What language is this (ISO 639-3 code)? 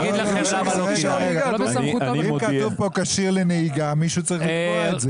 heb